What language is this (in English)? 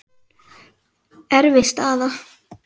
Icelandic